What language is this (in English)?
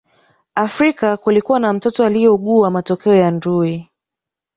Swahili